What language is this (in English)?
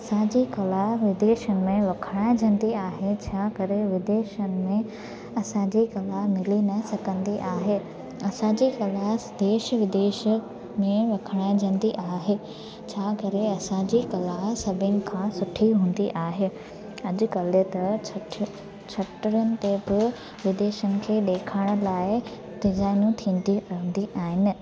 Sindhi